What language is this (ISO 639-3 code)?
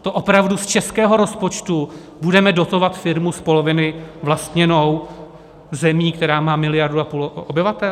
ces